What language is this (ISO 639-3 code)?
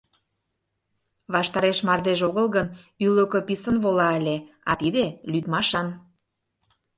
chm